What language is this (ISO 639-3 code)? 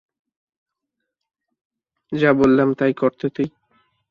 ben